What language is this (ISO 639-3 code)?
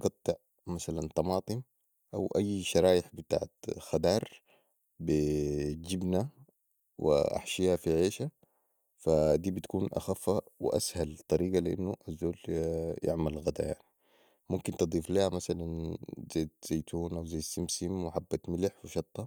apd